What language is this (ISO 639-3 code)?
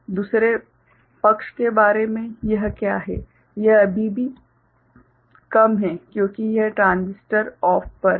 hin